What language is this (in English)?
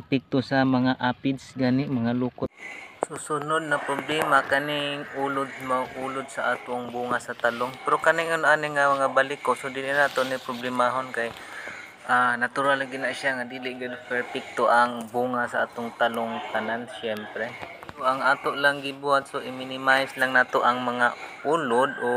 Filipino